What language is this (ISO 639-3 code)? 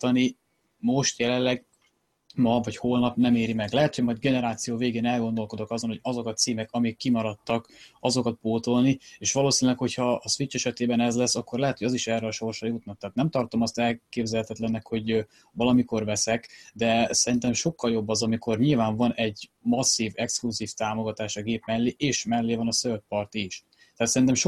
hun